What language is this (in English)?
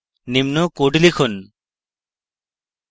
Bangla